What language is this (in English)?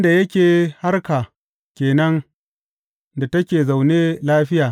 Hausa